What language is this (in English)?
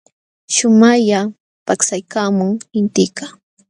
Jauja Wanca Quechua